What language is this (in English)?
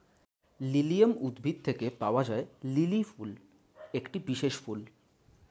Bangla